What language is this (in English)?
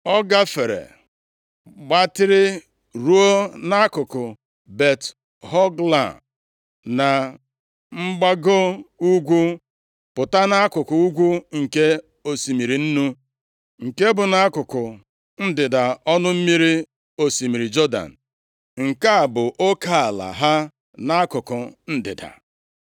Igbo